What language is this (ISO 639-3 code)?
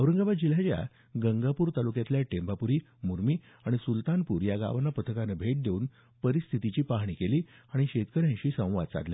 mar